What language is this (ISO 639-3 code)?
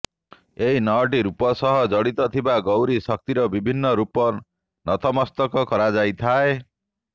ori